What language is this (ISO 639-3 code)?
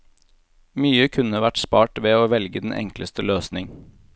nor